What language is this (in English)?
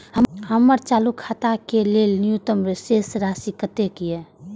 Maithili